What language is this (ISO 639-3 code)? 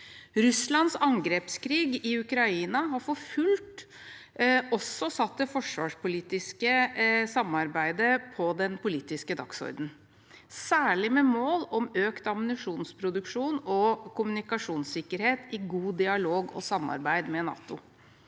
nor